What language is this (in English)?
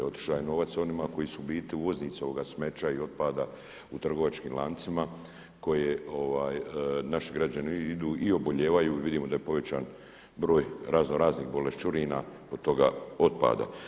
Croatian